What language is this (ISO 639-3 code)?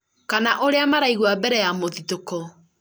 kik